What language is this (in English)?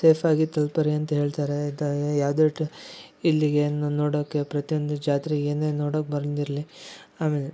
Kannada